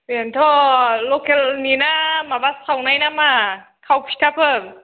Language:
Bodo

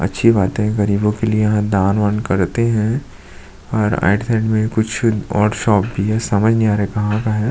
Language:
Hindi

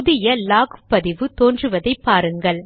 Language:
Tamil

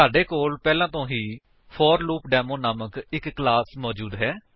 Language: Punjabi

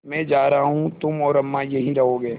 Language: Hindi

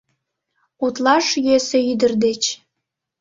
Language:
Mari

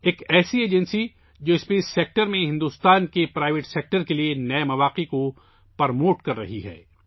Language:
Urdu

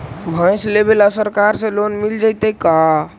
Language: Magahi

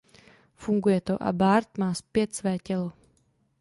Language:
Czech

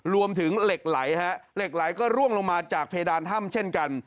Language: Thai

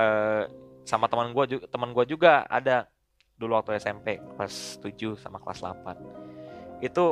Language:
Indonesian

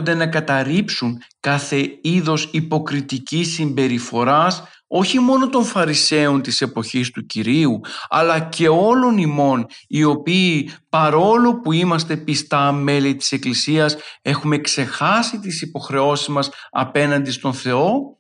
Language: Greek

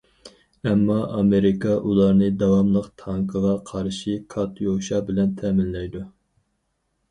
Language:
Uyghur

